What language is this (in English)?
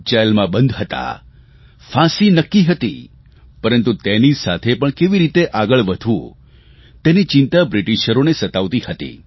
Gujarati